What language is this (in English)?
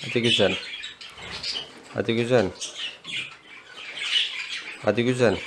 Turkish